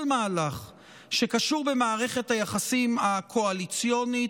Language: Hebrew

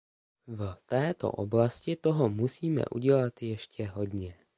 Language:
Czech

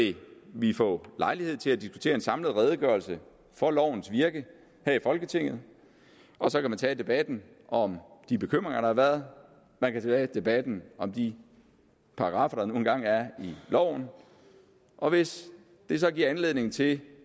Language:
Danish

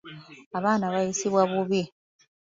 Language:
Ganda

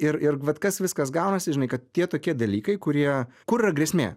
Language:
Lithuanian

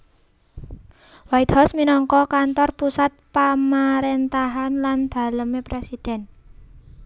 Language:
Javanese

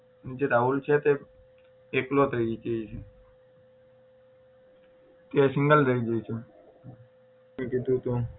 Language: Gujarati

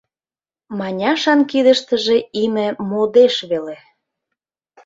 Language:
Mari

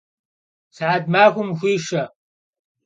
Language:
Kabardian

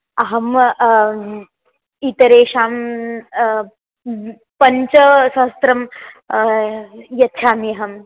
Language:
Sanskrit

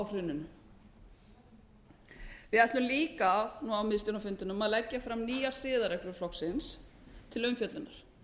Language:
Icelandic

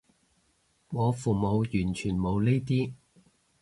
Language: Cantonese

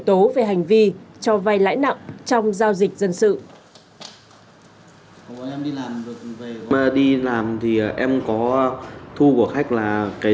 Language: Vietnamese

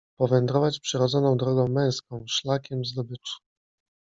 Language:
Polish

